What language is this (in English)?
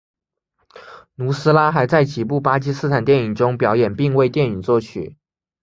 Chinese